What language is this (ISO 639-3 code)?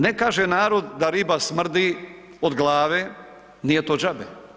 hrv